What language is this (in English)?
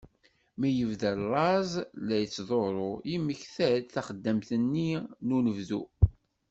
Kabyle